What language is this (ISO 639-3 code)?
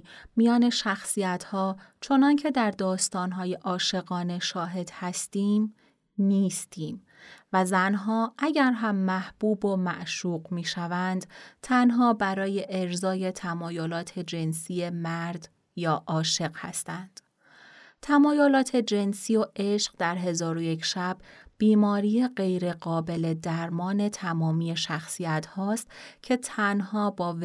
fas